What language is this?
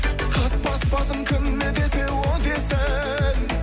Kazakh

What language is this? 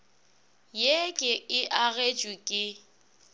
Northern Sotho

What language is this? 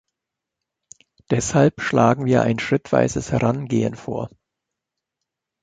German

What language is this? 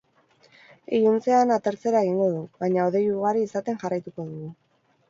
Basque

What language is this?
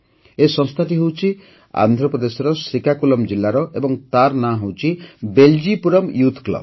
Odia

